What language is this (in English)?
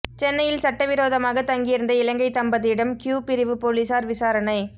Tamil